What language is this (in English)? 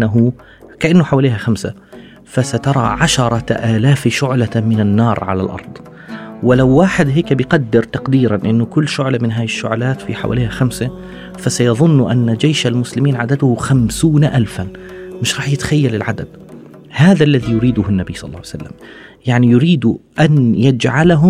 Arabic